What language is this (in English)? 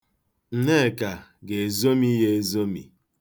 Igbo